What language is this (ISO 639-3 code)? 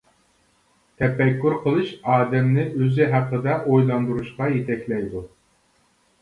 uig